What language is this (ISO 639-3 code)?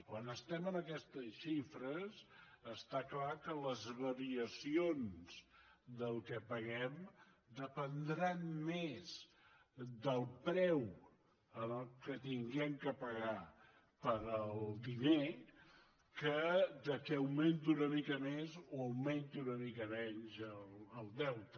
cat